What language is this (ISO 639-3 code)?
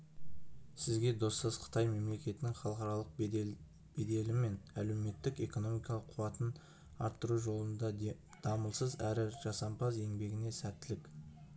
kaz